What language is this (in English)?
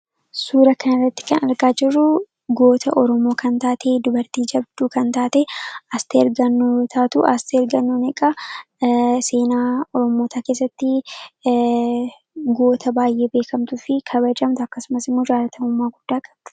Oromo